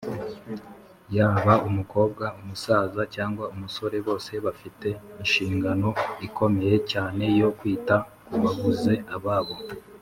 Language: Kinyarwanda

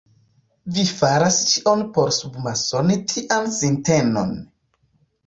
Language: Esperanto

